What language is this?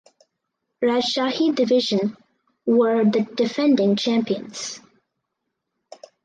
English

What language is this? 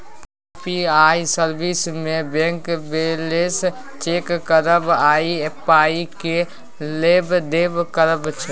Maithili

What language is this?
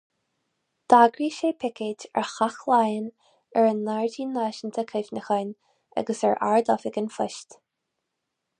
Irish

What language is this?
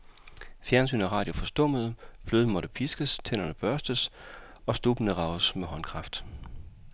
Danish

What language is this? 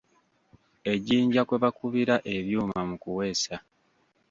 Ganda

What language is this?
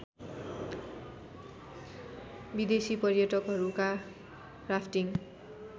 Nepali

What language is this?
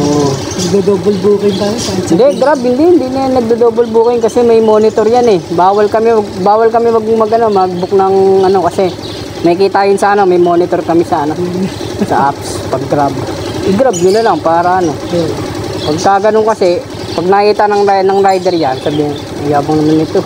Filipino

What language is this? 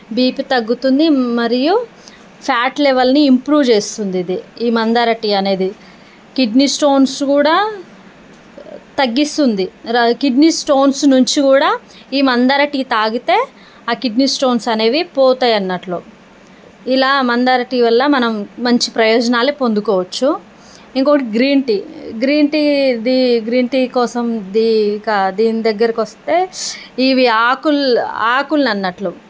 Telugu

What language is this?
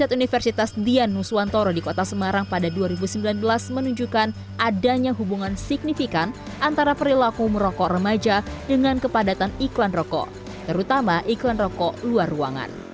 Indonesian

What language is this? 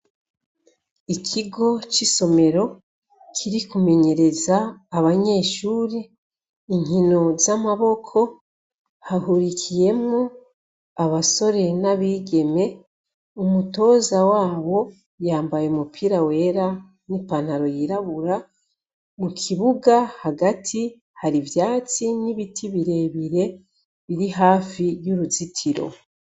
Rundi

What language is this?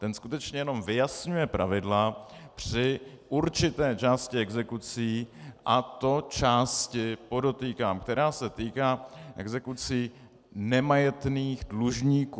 Czech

